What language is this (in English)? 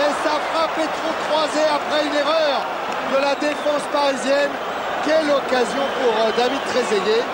French